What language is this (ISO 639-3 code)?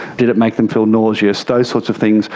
eng